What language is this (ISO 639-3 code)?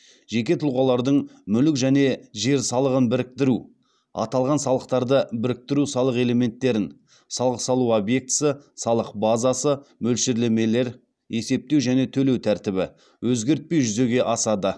kaz